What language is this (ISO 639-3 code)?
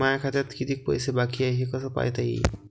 mar